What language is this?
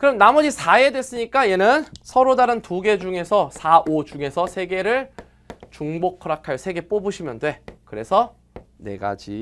Korean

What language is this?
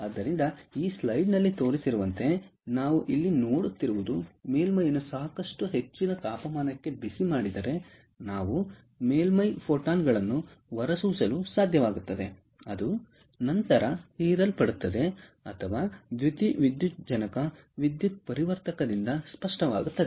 Kannada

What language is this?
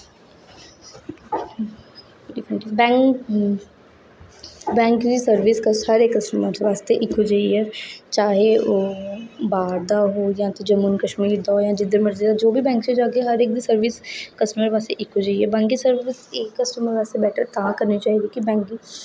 Dogri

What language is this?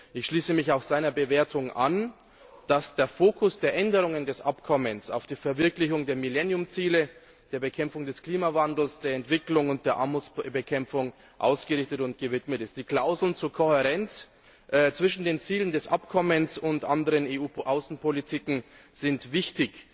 German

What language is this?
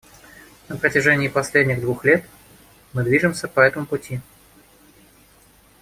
Russian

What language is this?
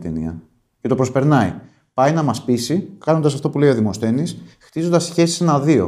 Greek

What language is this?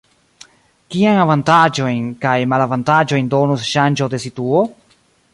Esperanto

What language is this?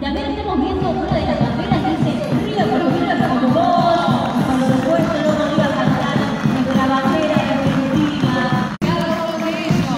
Spanish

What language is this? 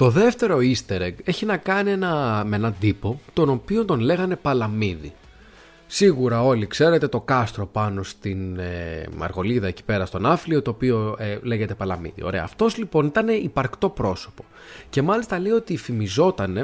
Greek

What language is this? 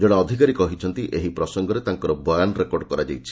Odia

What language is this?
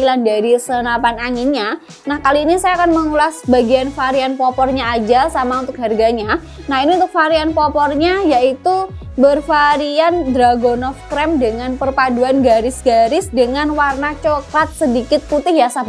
Indonesian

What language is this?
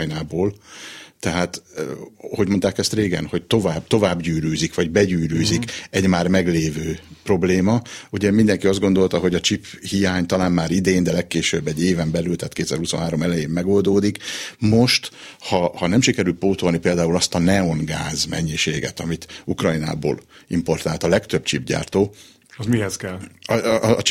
Hungarian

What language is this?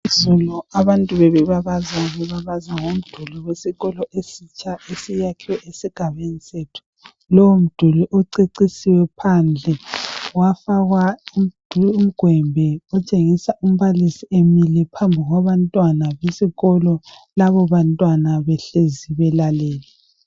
North Ndebele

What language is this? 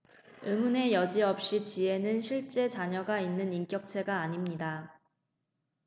Korean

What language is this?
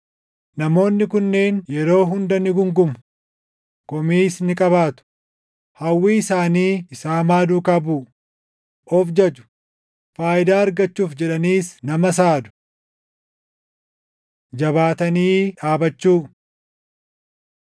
Oromo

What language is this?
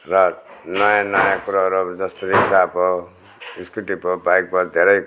Nepali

